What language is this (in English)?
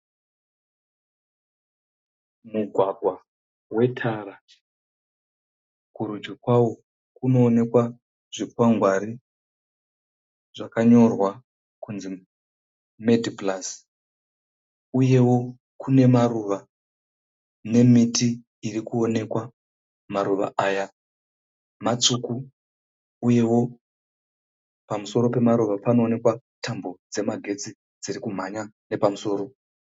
Shona